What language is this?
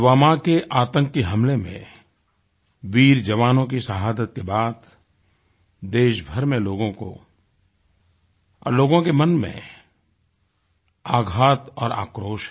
Hindi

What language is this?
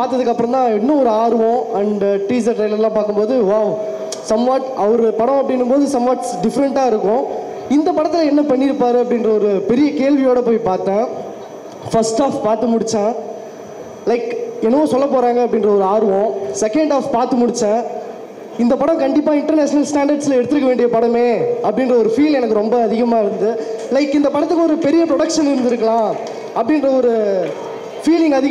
Tamil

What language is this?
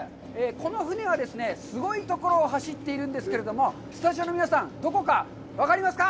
Japanese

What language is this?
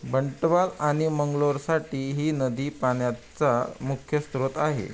Marathi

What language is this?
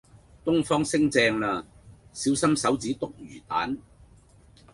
Cantonese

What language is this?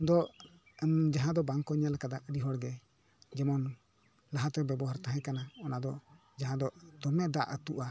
Santali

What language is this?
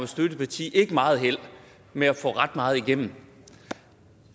Danish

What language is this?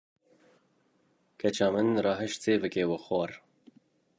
Kurdish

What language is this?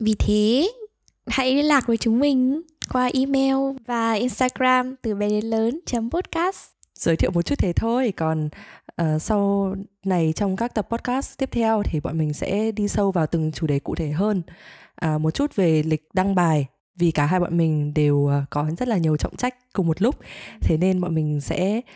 Vietnamese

